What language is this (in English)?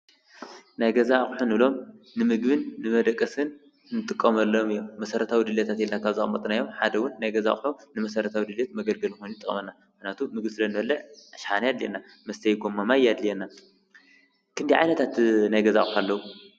Tigrinya